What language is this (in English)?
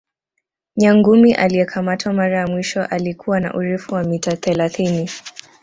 Swahili